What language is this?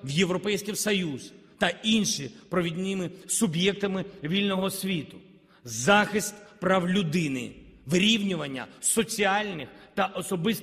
Ukrainian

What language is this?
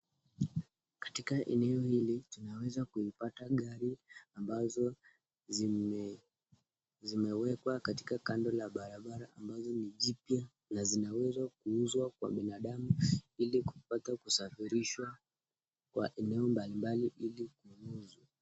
Swahili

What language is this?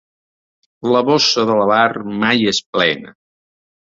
Catalan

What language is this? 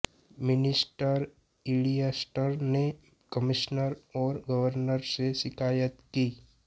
Hindi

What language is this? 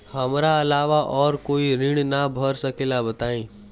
Bhojpuri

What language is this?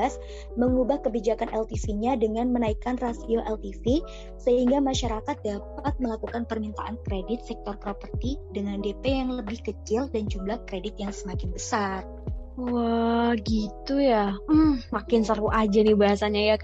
Indonesian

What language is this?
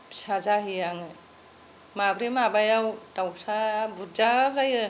Bodo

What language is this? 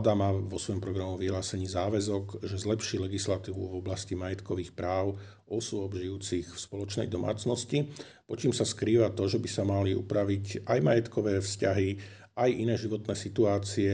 Slovak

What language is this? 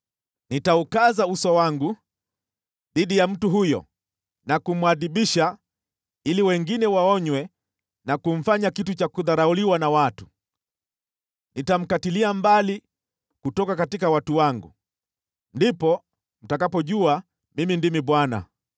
Swahili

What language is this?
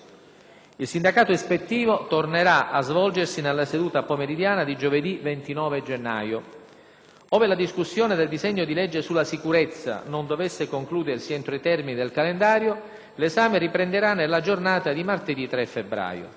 Italian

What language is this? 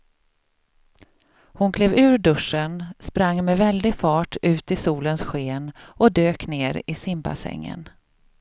Swedish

